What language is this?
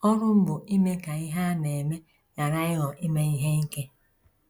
Igbo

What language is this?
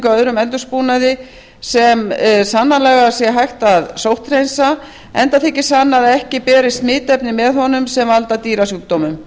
Icelandic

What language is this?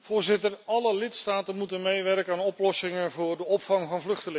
Dutch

